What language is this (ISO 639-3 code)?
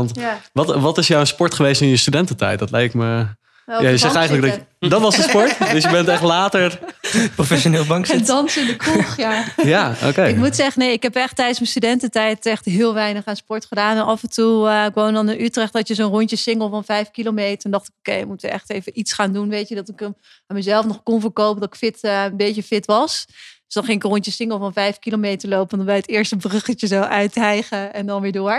nld